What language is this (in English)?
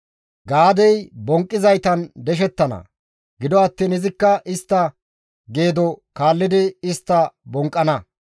Gamo